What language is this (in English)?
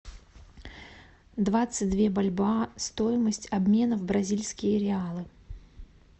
Russian